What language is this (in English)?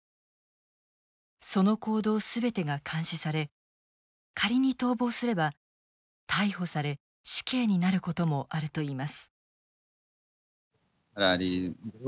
Japanese